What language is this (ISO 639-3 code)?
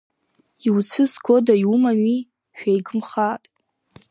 abk